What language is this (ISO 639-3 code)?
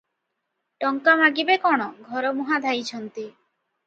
ori